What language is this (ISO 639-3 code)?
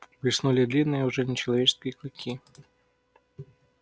rus